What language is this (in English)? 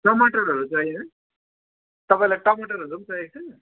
Nepali